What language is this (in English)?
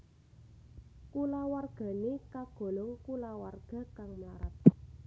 Javanese